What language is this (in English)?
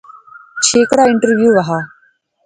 Pahari-Potwari